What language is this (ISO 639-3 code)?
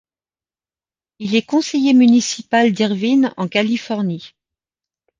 fra